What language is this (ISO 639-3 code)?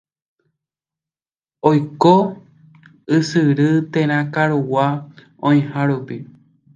grn